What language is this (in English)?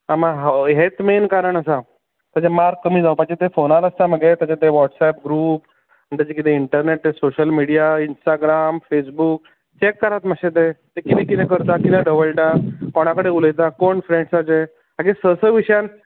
Konkani